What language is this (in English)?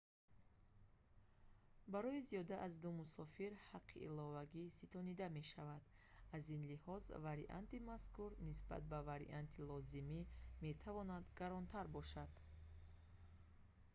Tajik